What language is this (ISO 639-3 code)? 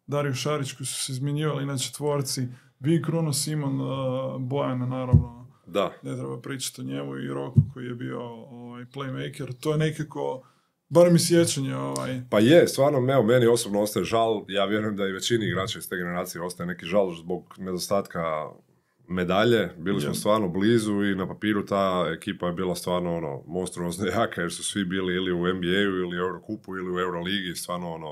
hrv